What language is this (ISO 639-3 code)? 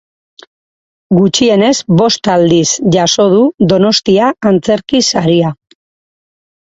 eus